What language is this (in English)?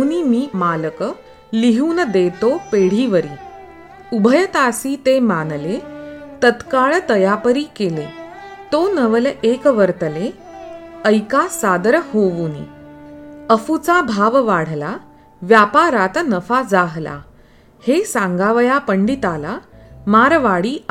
Marathi